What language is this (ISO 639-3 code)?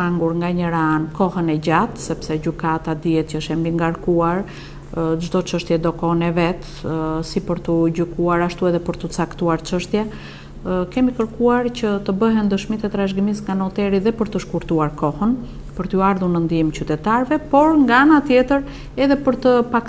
ron